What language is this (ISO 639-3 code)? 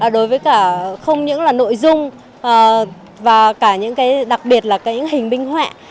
vie